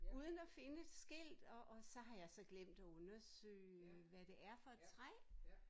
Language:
Danish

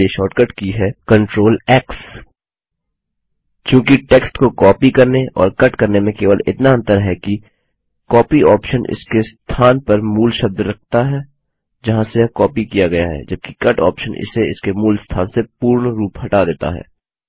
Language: Hindi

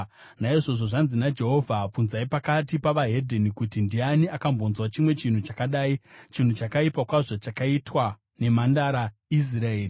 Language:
Shona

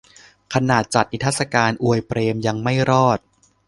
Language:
Thai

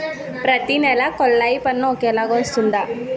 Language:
Telugu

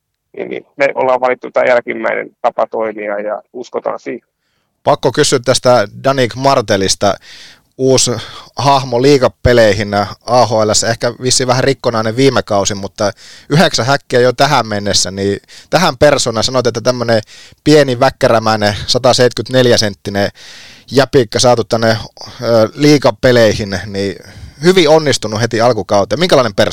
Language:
Finnish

